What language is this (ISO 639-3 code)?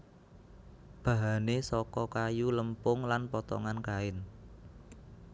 jav